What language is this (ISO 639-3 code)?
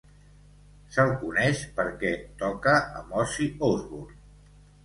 cat